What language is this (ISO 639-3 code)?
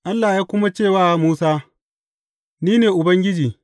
hau